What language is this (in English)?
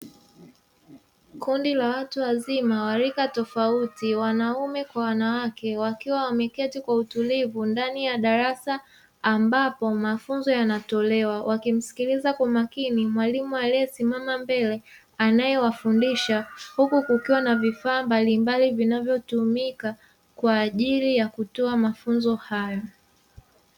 Swahili